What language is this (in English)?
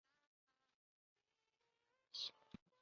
Chinese